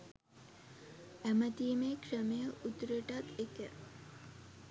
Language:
Sinhala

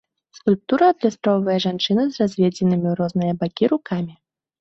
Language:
Belarusian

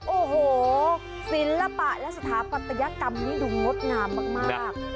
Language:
Thai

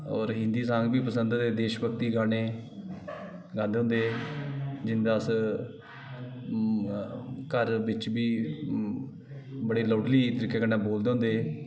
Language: Dogri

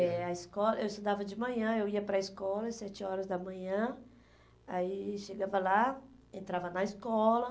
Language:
Portuguese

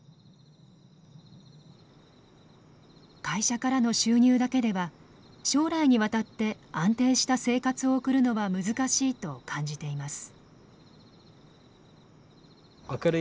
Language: Japanese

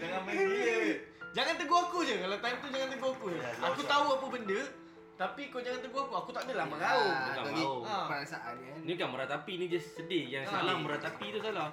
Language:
Malay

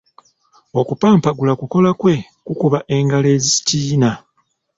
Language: Ganda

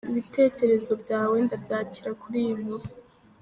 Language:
Kinyarwanda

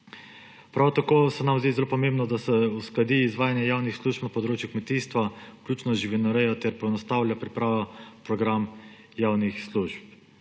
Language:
Slovenian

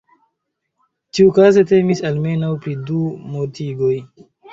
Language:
Esperanto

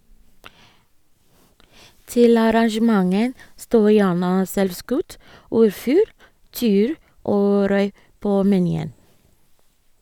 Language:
Norwegian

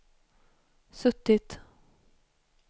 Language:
Swedish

